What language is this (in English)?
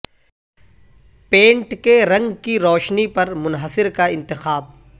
Urdu